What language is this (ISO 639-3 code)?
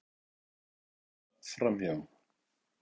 isl